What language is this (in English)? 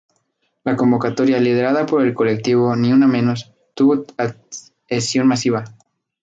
Spanish